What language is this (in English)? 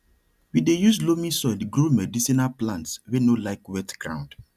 Nigerian Pidgin